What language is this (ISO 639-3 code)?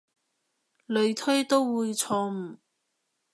yue